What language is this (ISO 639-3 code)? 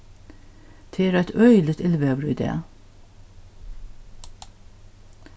fao